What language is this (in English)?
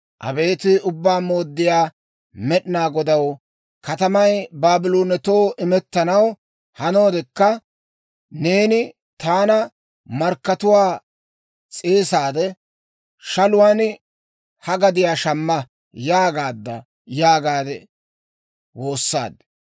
Dawro